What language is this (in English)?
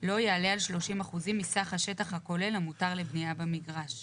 Hebrew